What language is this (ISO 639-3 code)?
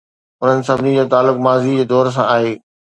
snd